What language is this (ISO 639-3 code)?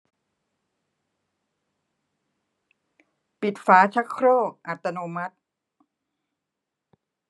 tha